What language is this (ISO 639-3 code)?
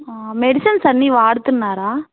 tel